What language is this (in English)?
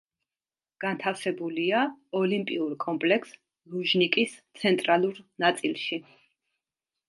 Georgian